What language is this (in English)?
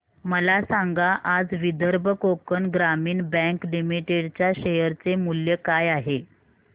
Marathi